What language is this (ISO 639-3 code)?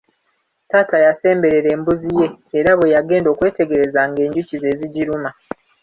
lug